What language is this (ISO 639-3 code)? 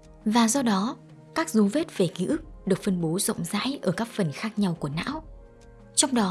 vie